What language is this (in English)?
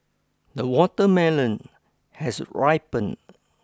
English